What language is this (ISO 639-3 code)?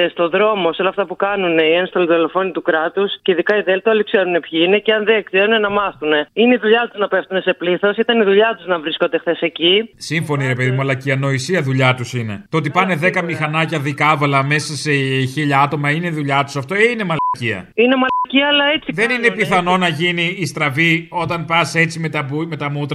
ell